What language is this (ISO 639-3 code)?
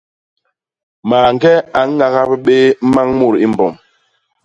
bas